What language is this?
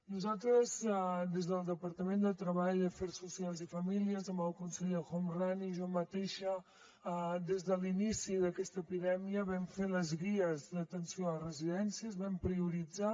Catalan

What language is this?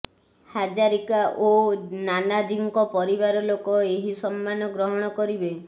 Odia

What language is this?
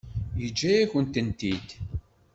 Kabyle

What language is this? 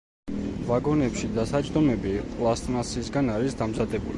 Georgian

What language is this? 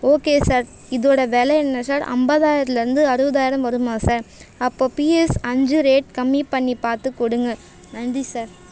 Tamil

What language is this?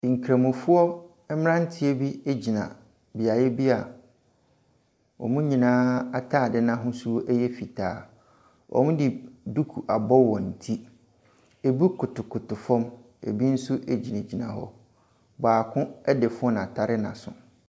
Akan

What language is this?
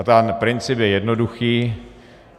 Czech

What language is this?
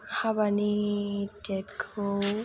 Bodo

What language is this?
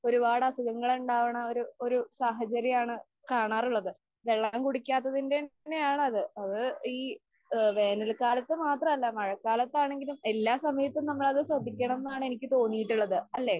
Malayalam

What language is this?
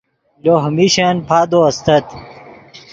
Yidgha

